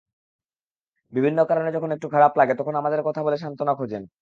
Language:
Bangla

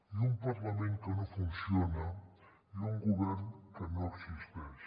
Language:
Catalan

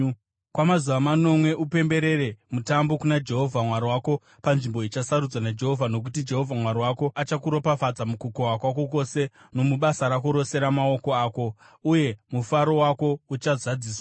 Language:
Shona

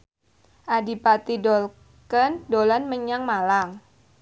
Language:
Javanese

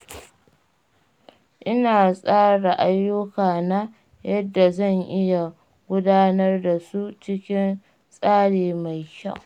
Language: Hausa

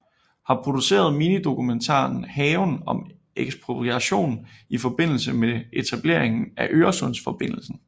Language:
Danish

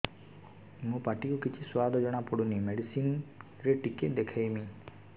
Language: Odia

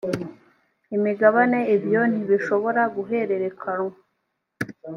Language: Kinyarwanda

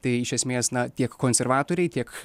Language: Lithuanian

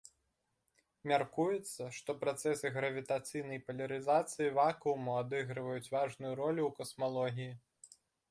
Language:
Belarusian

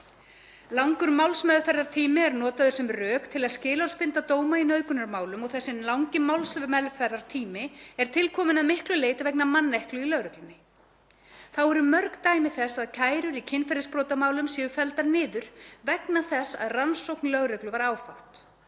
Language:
Icelandic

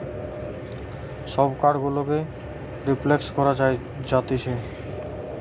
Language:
Bangla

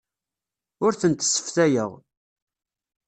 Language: Kabyle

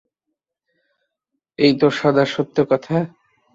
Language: Bangla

